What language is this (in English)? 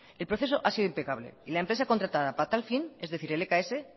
Spanish